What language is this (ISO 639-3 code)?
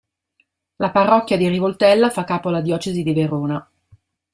ita